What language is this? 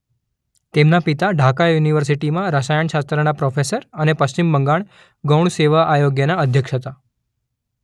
Gujarati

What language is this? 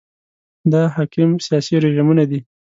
Pashto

